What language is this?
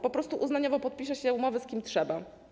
Polish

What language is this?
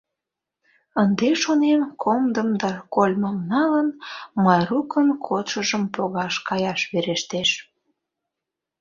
Mari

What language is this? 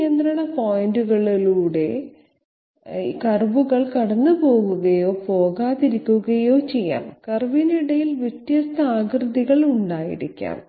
Malayalam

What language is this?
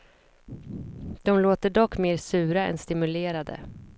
Swedish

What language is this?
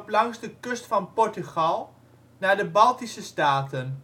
Dutch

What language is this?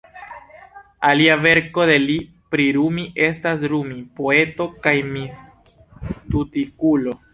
Esperanto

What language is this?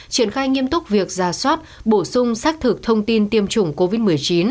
Vietnamese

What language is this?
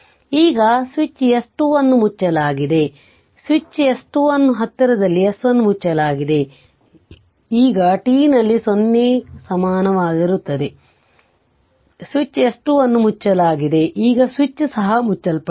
Kannada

